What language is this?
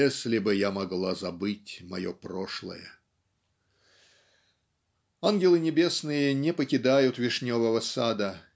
Russian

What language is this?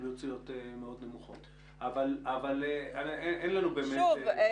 Hebrew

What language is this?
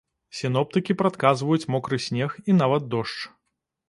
Belarusian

